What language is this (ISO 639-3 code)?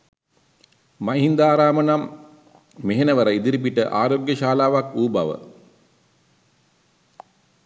sin